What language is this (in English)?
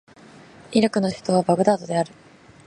Japanese